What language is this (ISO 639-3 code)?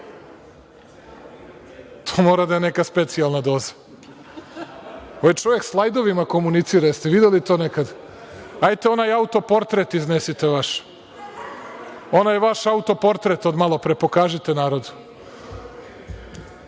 srp